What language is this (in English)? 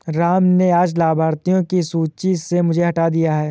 Hindi